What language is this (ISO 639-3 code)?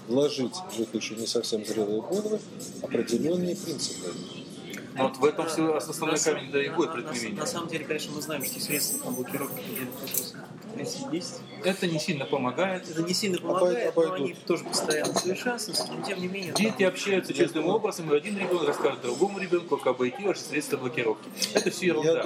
rus